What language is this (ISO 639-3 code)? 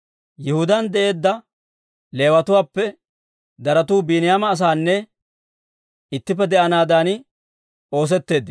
dwr